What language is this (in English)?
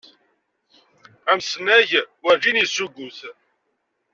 Kabyle